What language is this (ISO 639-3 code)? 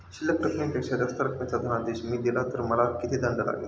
mar